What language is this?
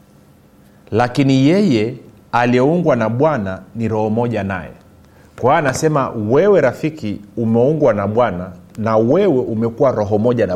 Swahili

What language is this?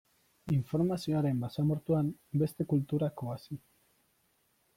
Basque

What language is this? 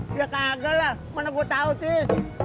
Indonesian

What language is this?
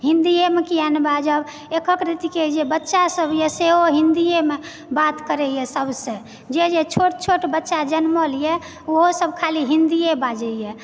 Maithili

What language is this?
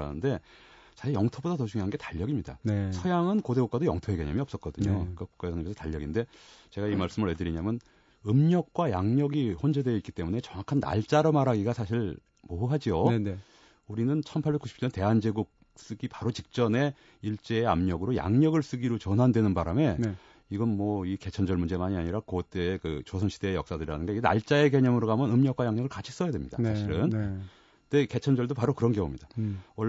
Korean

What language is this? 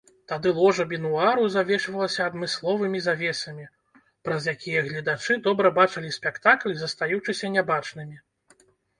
Belarusian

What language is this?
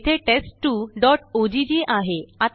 Marathi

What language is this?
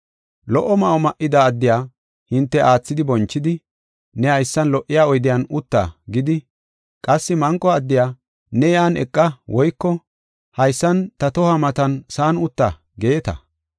Gofa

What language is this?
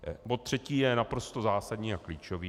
Czech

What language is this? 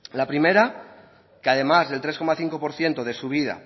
Spanish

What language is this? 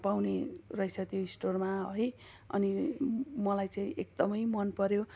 Nepali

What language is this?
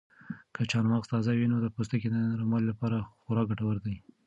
Pashto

